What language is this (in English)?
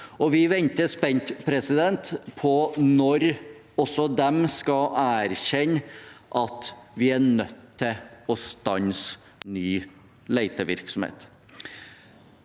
Norwegian